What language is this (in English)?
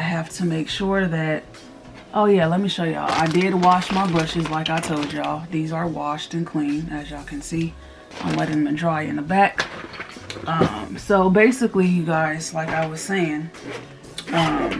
English